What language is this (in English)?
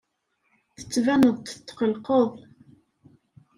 Kabyle